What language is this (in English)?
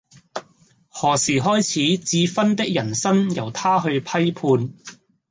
Cantonese